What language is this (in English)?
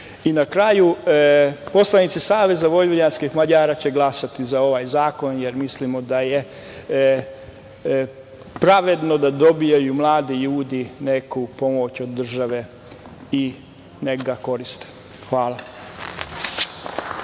Serbian